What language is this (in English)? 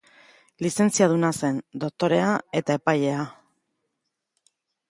Basque